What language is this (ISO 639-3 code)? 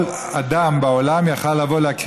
heb